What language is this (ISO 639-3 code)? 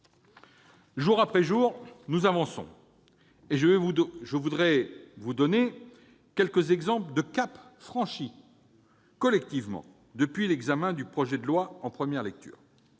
fra